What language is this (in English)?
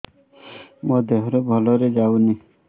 Odia